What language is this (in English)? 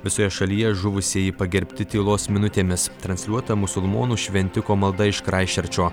Lithuanian